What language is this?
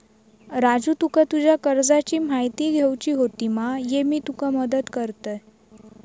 Marathi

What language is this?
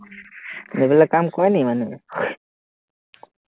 Assamese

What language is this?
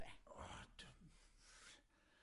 Welsh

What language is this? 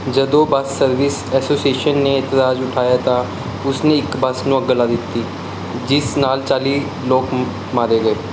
Punjabi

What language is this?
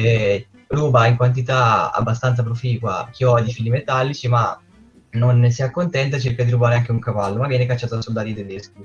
Italian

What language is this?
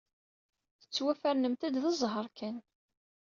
Kabyle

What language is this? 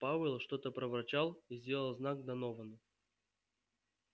Russian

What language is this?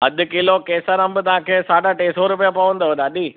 Sindhi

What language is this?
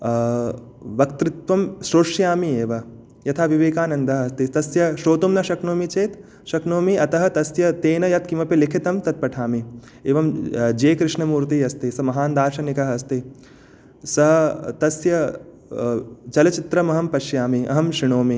Sanskrit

